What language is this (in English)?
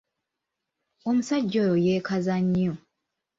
Ganda